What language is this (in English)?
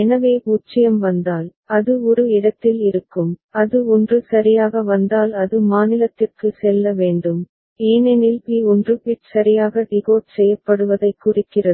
Tamil